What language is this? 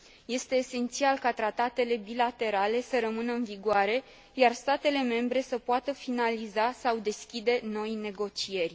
Romanian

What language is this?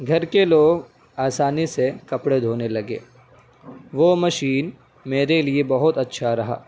Urdu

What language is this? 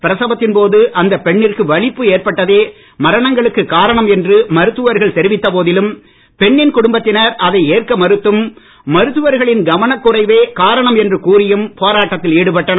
Tamil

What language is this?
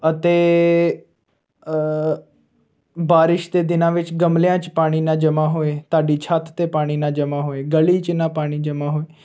Punjabi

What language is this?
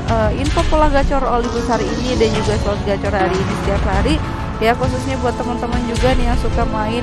Indonesian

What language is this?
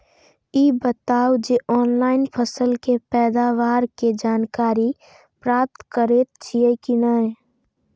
Maithili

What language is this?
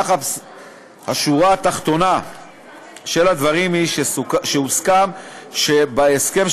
Hebrew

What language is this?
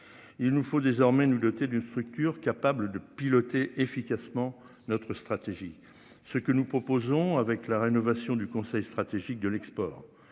French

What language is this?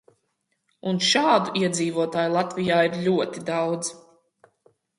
Latvian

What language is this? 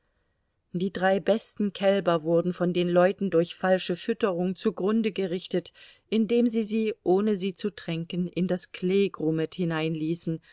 German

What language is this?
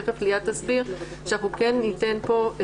Hebrew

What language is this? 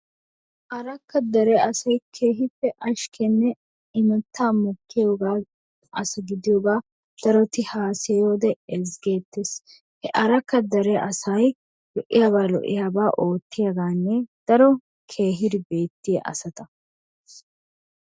Wolaytta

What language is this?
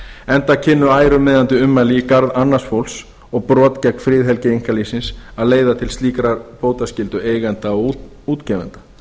Icelandic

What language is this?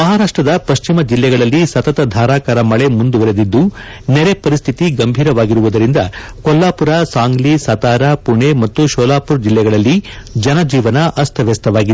Kannada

